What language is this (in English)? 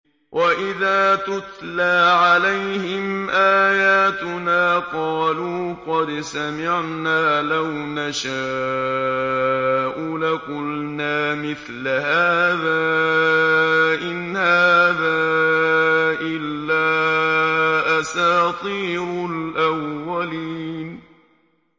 Arabic